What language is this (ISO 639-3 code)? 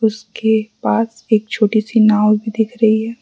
hin